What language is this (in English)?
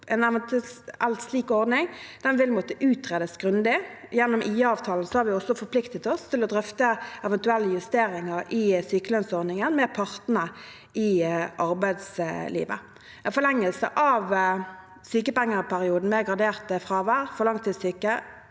Norwegian